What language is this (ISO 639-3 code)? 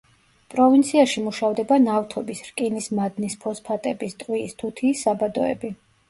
kat